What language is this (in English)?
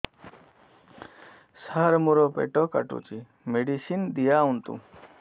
Odia